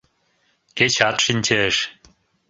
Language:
Mari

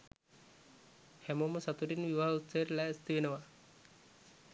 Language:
Sinhala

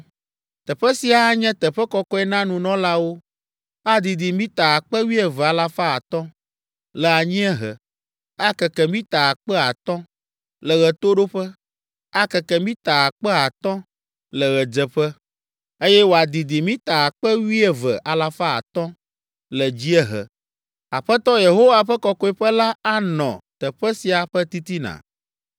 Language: Ewe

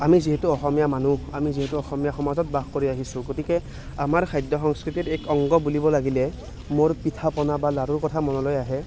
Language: Assamese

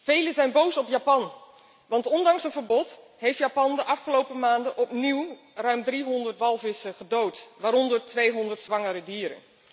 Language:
Dutch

